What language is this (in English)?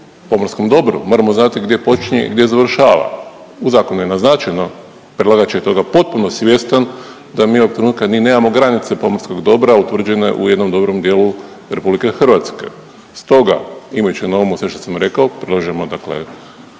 Croatian